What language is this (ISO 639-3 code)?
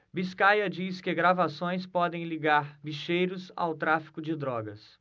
por